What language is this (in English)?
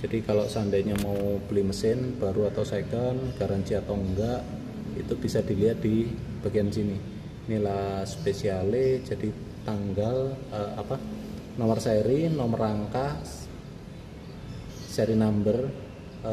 Indonesian